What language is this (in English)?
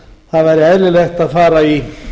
Icelandic